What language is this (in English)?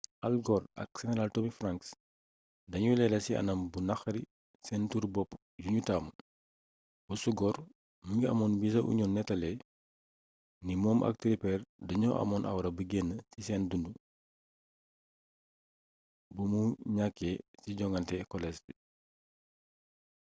Wolof